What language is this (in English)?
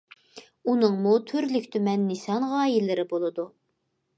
Uyghur